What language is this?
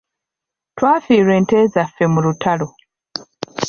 Ganda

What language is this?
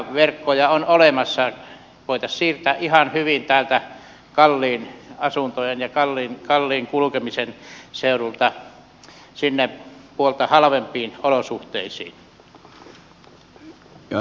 Finnish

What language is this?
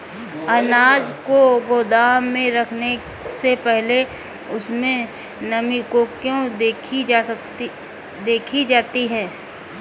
Hindi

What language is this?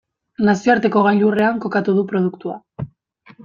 Basque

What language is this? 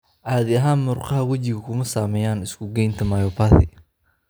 Somali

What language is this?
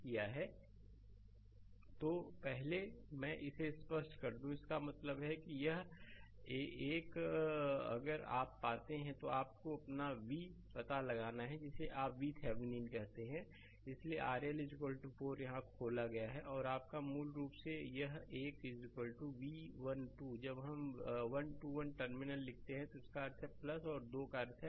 Hindi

